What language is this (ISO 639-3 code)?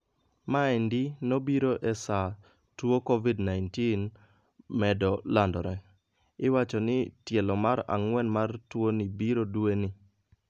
luo